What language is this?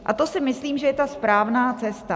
Czech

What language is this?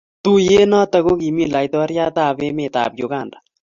Kalenjin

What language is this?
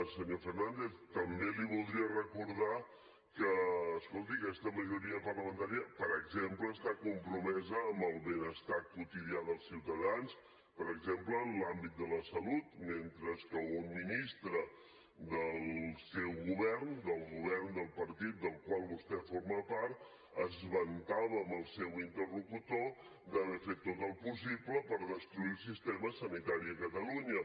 Catalan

